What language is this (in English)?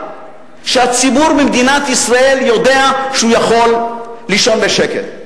Hebrew